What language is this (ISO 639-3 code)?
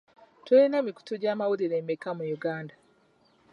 lug